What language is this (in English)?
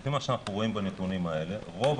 Hebrew